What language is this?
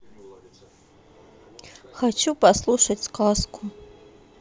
Russian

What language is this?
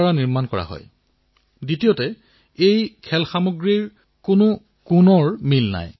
Assamese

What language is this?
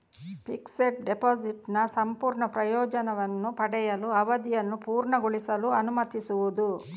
Kannada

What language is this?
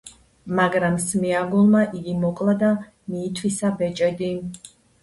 Georgian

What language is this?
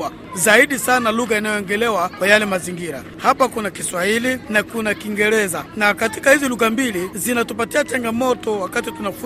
Swahili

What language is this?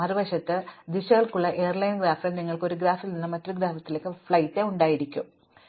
Malayalam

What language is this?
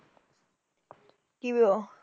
Punjabi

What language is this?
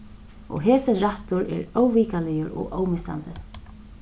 Faroese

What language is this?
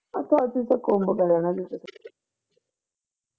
Punjabi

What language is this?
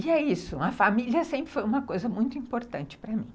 Portuguese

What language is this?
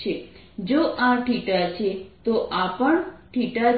Gujarati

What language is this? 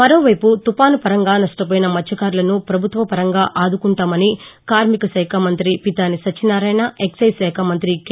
Telugu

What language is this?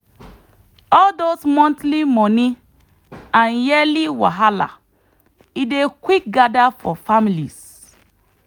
Nigerian Pidgin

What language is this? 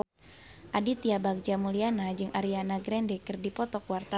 Sundanese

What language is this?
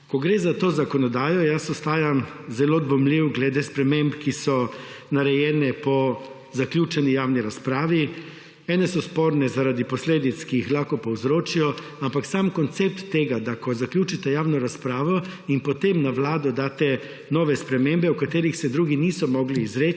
Slovenian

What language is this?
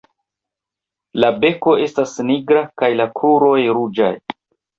Esperanto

